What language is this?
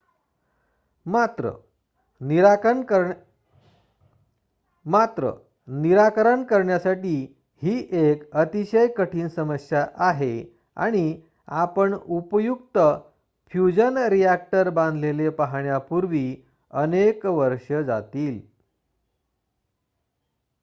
Marathi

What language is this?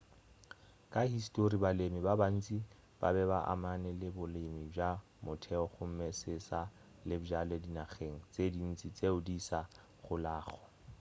Northern Sotho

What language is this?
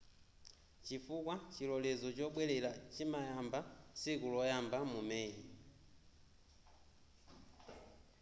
Nyanja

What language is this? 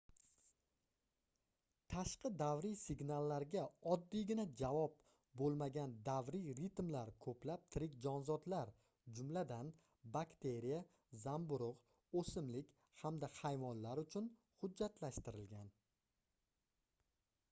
Uzbek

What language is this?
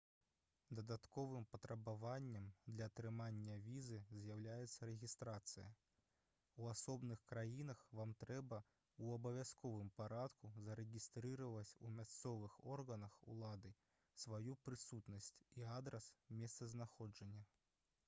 Belarusian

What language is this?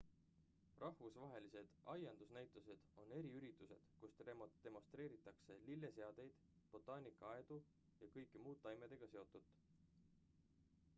Estonian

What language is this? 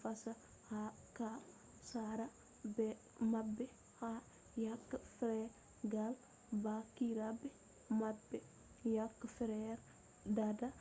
Fula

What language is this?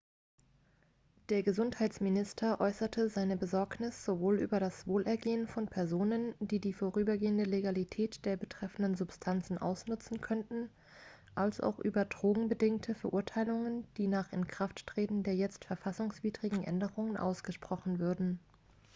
German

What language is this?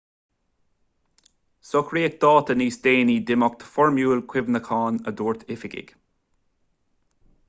Irish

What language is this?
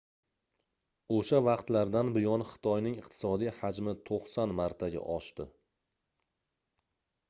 Uzbek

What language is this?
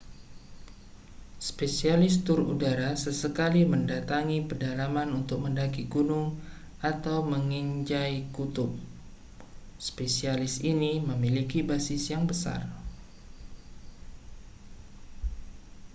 Indonesian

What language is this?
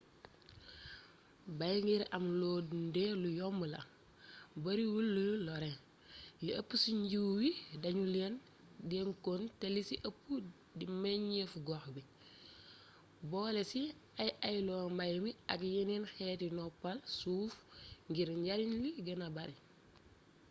Wolof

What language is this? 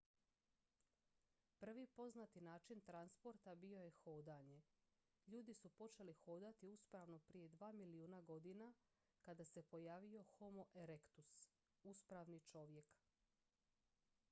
Croatian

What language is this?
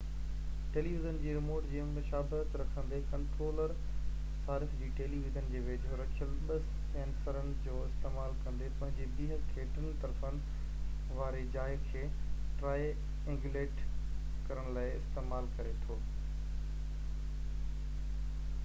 Sindhi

